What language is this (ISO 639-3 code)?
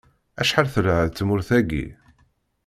kab